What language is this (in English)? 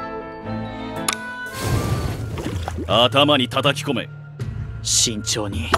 Japanese